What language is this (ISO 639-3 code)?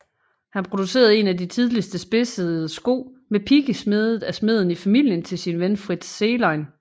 dan